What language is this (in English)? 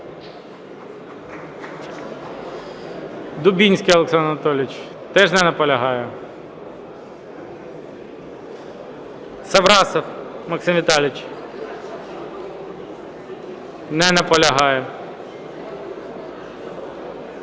Ukrainian